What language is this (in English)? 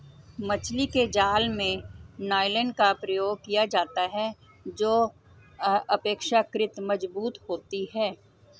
Hindi